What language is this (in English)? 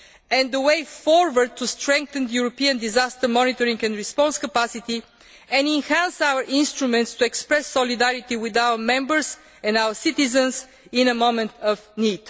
English